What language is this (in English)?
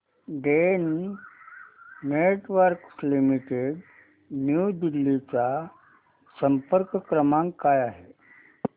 Marathi